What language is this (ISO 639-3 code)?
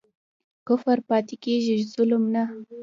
pus